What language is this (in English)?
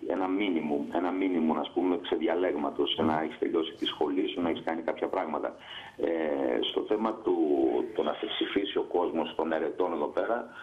Greek